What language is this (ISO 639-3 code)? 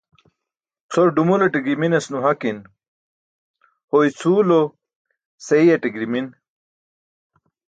bsk